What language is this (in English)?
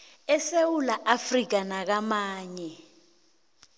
South Ndebele